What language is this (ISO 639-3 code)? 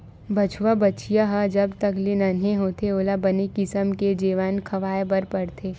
hne